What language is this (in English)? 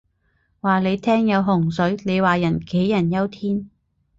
Cantonese